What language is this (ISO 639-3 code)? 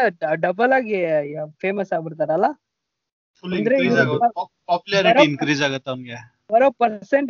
kan